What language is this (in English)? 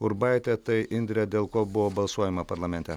Lithuanian